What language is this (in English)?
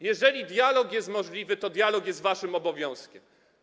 Polish